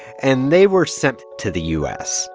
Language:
English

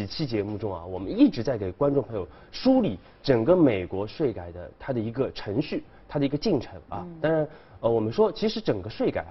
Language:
Chinese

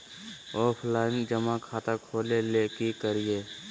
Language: Magahi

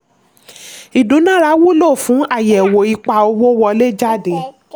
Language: Yoruba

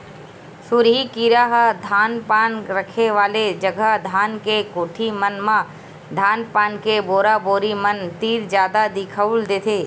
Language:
Chhattisgarhi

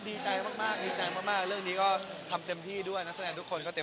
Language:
Thai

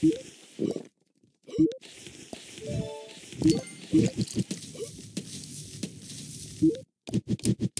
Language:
English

